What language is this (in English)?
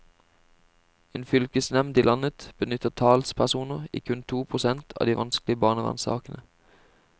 Norwegian